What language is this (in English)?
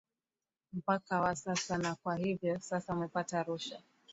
Swahili